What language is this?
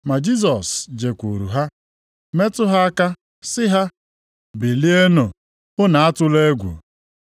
Igbo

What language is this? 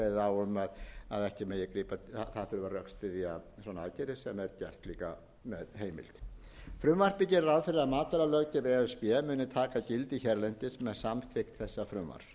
Icelandic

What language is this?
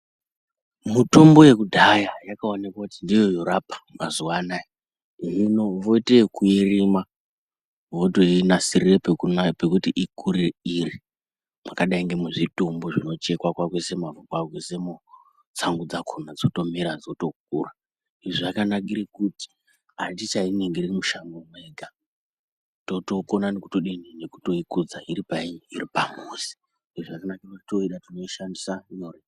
Ndau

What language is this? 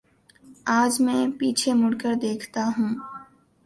Urdu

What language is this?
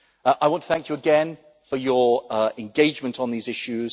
English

